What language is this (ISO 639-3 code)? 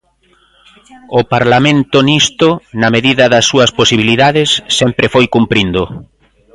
glg